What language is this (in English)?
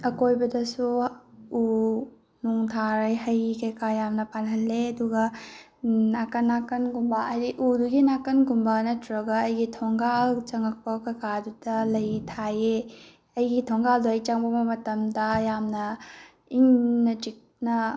Manipuri